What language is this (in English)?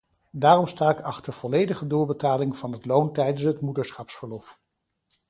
Dutch